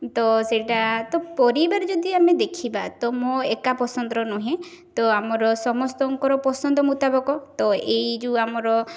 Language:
Odia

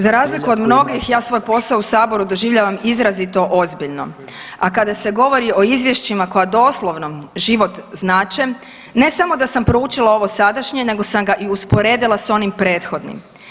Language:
Croatian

